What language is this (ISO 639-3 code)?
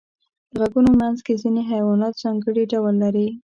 pus